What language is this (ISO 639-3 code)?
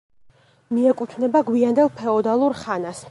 kat